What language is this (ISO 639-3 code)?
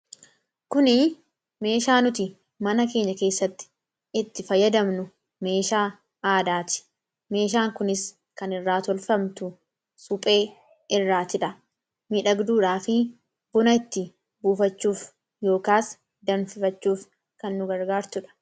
orm